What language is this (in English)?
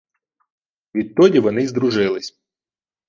Ukrainian